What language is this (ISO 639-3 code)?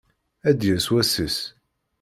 kab